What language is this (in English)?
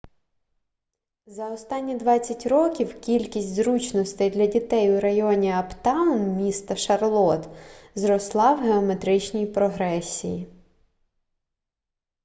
Ukrainian